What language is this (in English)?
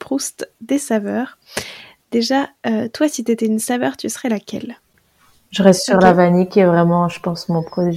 French